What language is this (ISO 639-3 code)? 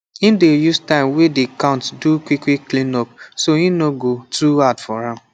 pcm